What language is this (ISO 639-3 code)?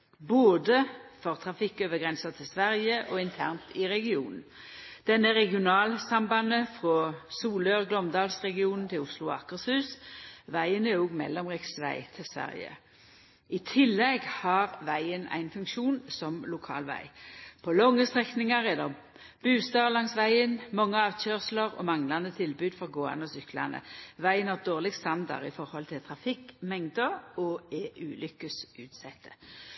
nno